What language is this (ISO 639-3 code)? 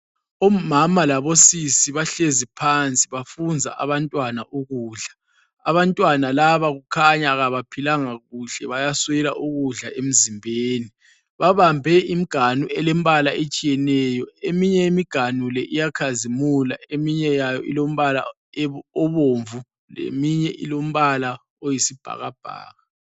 nde